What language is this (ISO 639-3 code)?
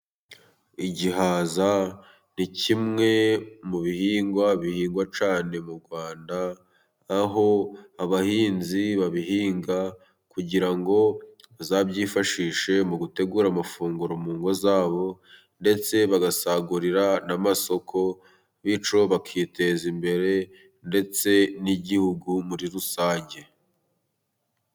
kin